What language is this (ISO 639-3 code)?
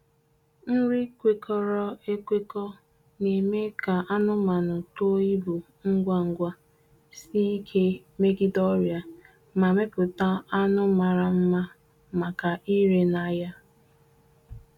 ibo